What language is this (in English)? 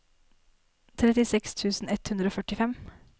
Norwegian